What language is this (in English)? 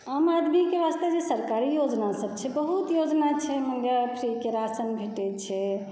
Maithili